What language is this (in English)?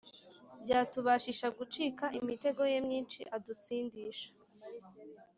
Kinyarwanda